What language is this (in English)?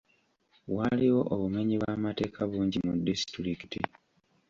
Ganda